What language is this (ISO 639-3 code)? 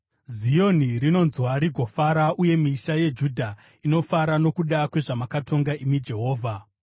sna